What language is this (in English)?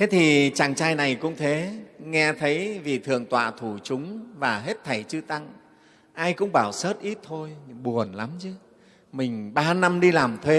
Vietnamese